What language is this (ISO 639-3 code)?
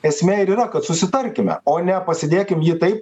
lit